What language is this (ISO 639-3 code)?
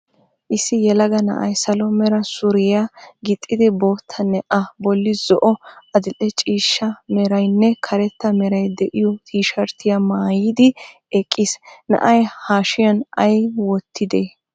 wal